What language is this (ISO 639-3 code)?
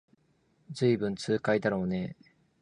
jpn